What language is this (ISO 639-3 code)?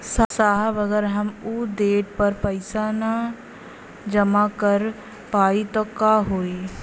bho